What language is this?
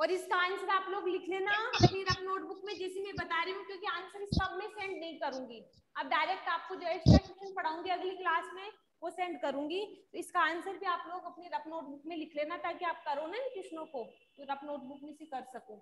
Hindi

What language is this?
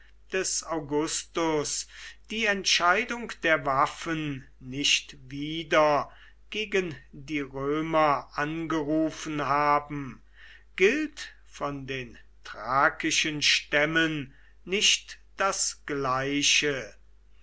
German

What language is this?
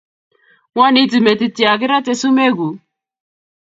Kalenjin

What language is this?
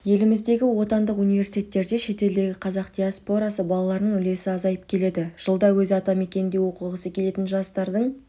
Kazakh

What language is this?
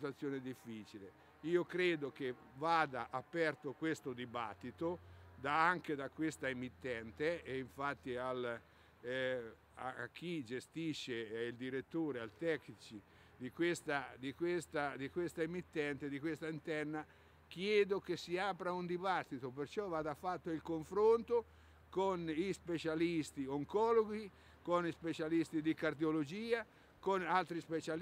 Italian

